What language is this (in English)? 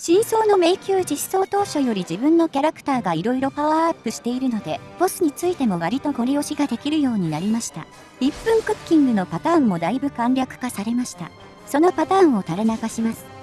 Japanese